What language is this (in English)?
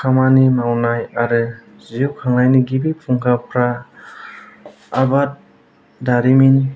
Bodo